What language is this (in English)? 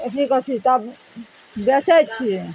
Maithili